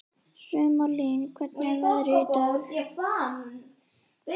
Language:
Icelandic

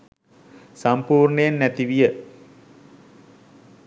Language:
Sinhala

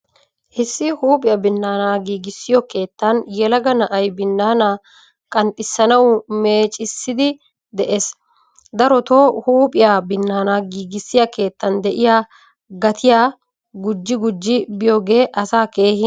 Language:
Wolaytta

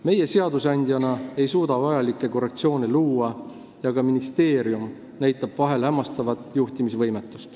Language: Estonian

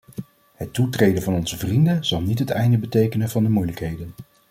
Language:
Dutch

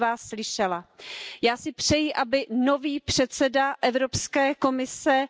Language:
Hungarian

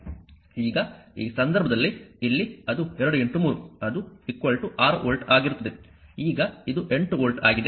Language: Kannada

